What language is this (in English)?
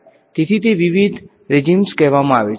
Gujarati